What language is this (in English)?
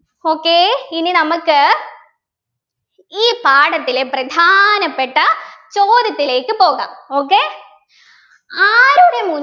Malayalam